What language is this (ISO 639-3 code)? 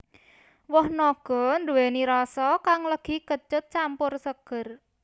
jav